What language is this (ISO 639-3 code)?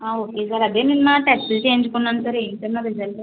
tel